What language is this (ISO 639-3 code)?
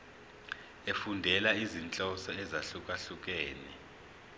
zul